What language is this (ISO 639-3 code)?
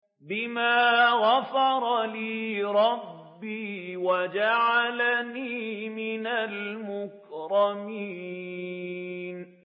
ara